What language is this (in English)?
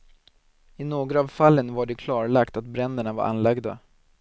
Swedish